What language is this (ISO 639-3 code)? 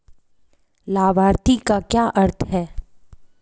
hin